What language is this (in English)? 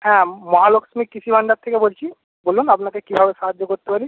Bangla